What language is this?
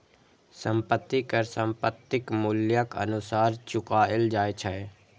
Maithili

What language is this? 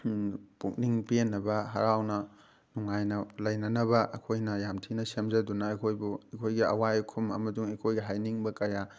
Manipuri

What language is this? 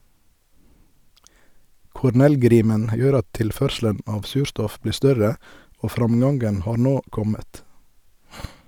Norwegian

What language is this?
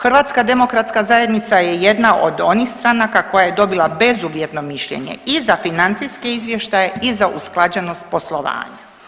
Croatian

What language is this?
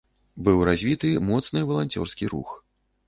Belarusian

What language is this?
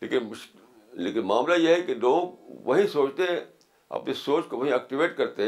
Urdu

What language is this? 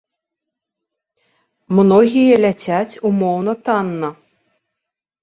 Belarusian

